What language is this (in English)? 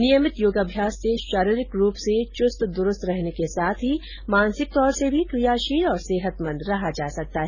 Hindi